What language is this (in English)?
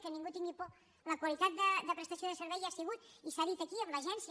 Catalan